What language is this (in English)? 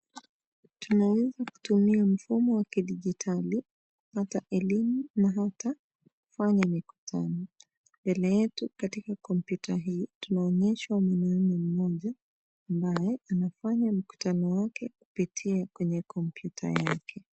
Swahili